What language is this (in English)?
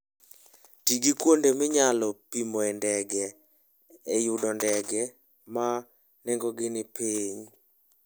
Luo (Kenya and Tanzania)